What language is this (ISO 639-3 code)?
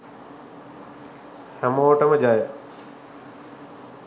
sin